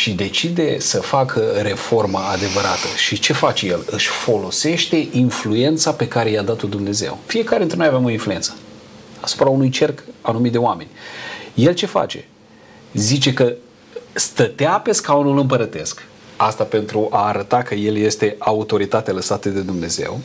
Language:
Romanian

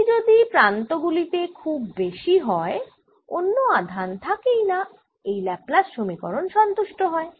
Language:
Bangla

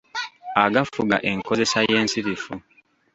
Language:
Ganda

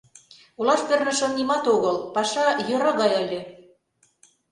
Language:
Mari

